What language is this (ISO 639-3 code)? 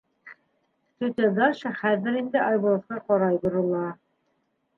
bak